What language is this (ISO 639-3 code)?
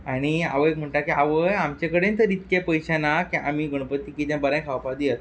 kok